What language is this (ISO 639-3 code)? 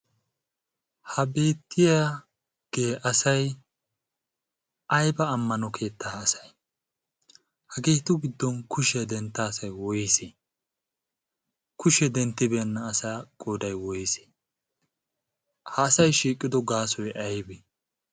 wal